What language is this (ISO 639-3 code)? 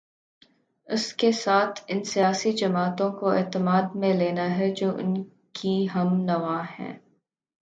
urd